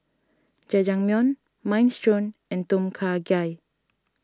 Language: English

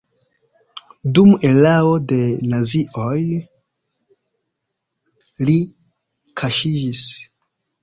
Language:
Esperanto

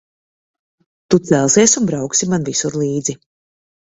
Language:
Latvian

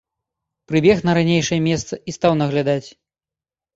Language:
Belarusian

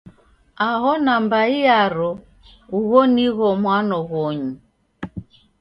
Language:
Taita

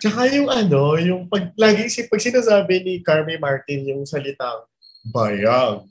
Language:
Filipino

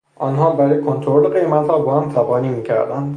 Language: Persian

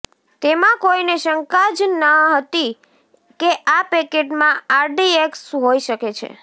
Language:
Gujarati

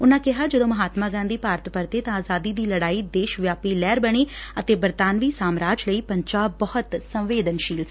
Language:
Punjabi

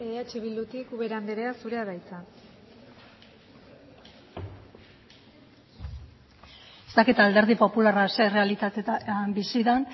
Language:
Basque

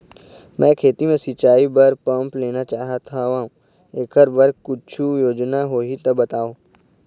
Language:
Chhattisgarhi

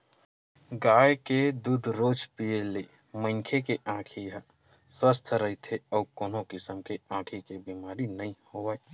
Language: Chhattisgarhi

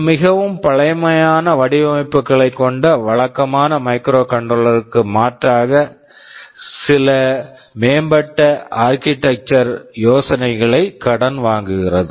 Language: Tamil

